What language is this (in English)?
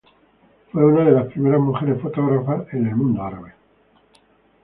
Spanish